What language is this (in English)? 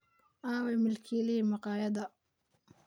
Somali